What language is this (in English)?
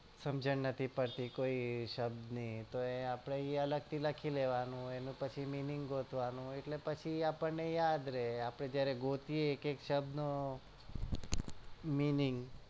Gujarati